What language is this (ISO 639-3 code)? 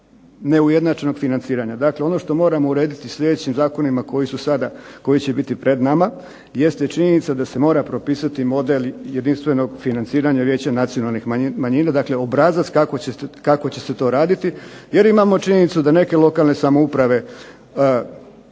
hrv